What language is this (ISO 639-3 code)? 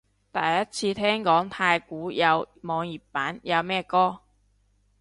yue